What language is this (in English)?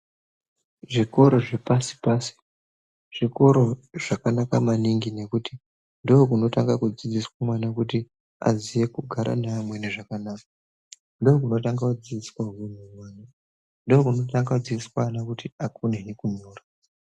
Ndau